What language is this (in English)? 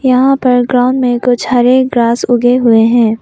Hindi